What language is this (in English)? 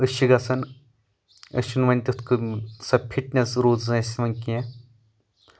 Kashmiri